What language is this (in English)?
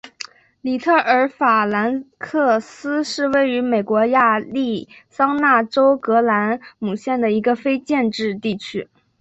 Chinese